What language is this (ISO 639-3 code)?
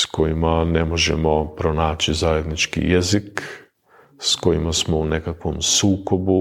hrv